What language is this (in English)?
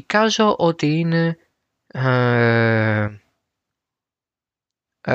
Greek